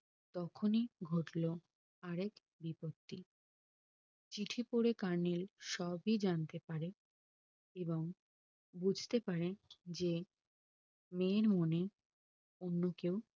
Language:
Bangla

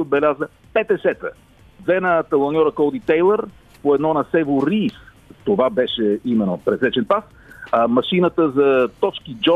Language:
Bulgarian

